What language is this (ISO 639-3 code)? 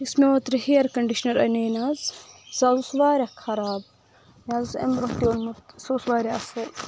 kas